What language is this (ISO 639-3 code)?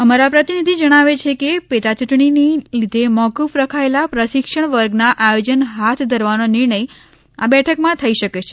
guj